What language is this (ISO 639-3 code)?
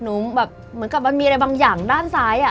tha